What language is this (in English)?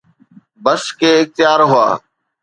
Sindhi